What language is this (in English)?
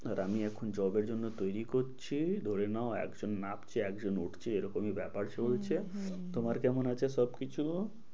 Bangla